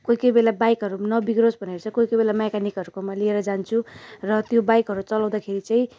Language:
Nepali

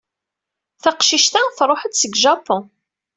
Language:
Kabyle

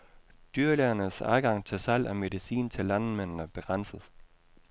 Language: Danish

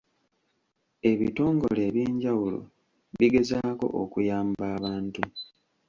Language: Ganda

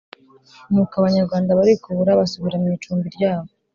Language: Kinyarwanda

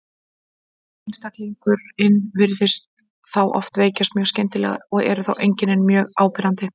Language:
Icelandic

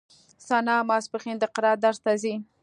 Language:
Pashto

